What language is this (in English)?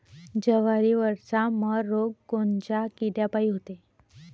Marathi